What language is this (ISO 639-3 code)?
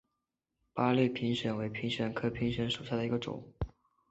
zho